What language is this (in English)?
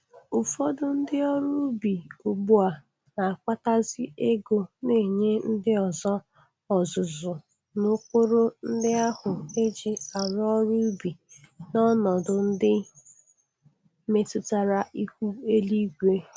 Igbo